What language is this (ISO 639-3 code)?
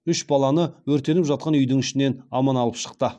kaz